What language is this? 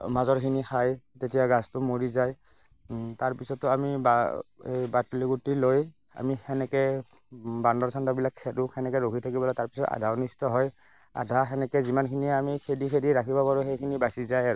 Assamese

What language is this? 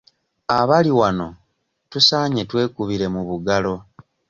Ganda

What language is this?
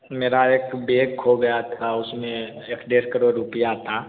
Hindi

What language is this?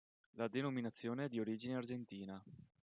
Italian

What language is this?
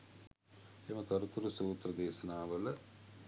Sinhala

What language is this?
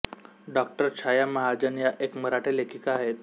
Marathi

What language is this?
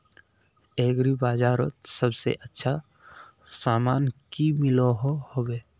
Magahi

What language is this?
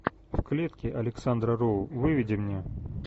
Russian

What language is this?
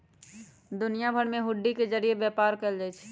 Magahi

